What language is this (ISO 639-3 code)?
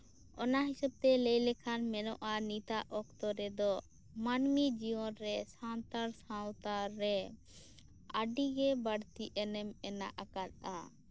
sat